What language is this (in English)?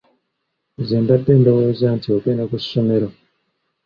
Ganda